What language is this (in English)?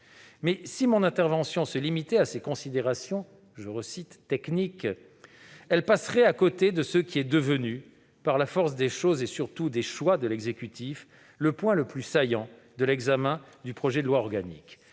French